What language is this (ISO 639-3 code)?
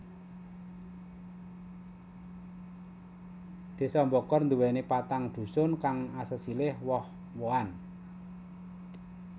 jav